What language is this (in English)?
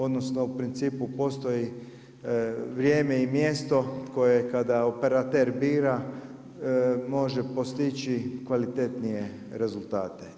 Croatian